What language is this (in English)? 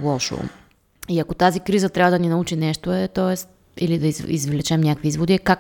Bulgarian